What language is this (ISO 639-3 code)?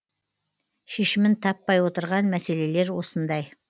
kaz